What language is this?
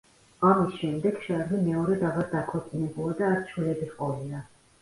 Georgian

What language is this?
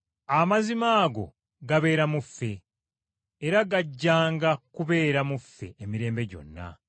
Ganda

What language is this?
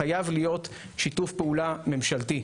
Hebrew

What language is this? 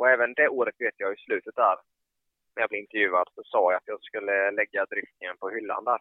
Swedish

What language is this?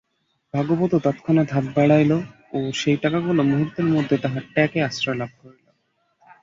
Bangla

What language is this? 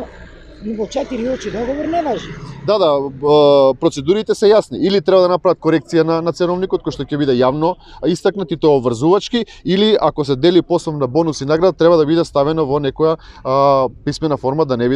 Macedonian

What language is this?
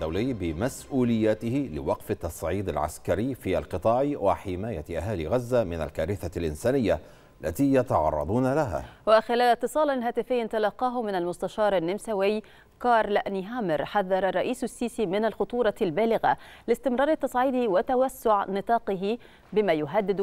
Arabic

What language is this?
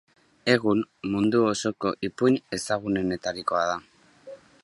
Basque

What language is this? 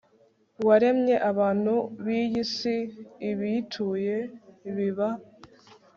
Kinyarwanda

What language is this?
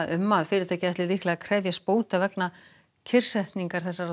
Icelandic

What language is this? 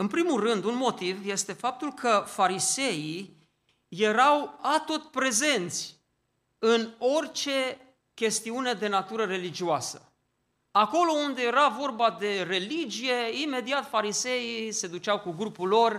Romanian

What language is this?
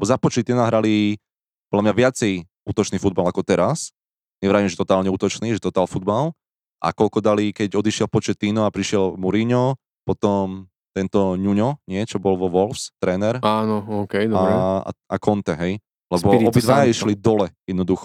Slovak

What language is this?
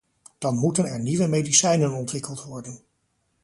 Dutch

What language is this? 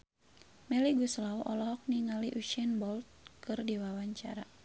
Sundanese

